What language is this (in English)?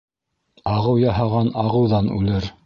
Bashkir